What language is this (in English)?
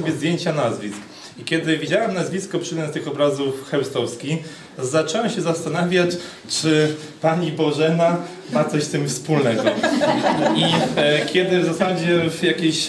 Polish